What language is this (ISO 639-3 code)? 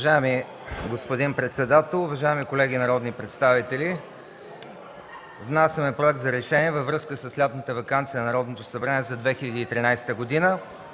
bul